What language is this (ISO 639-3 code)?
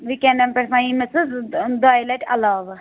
kas